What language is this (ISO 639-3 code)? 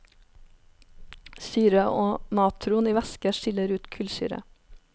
nor